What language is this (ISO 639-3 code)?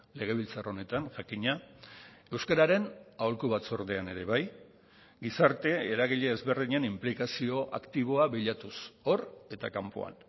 eus